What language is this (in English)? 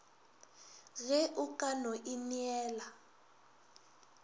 Northern Sotho